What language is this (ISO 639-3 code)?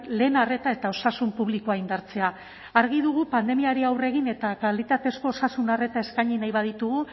eus